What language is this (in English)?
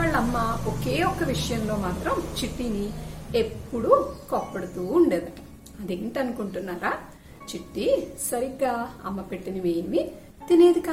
Telugu